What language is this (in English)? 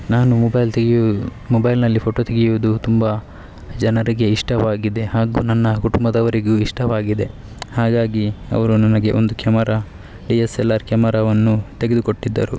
Kannada